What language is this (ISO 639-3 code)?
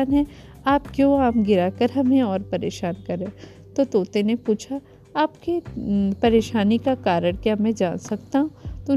hin